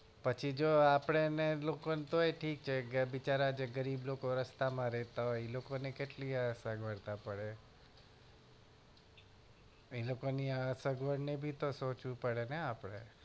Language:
Gujarati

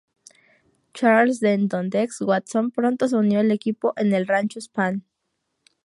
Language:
Spanish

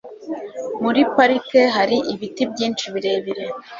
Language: Kinyarwanda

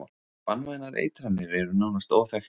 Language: Icelandic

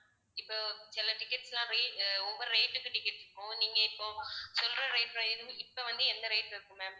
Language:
Tamil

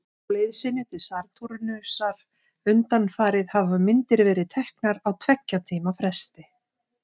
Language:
Icelandic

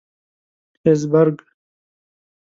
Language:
Pashto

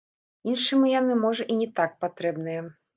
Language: Belarusian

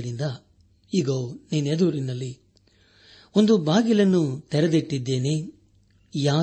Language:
Kannada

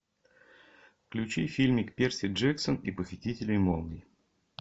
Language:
Russian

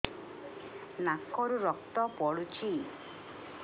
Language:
Odia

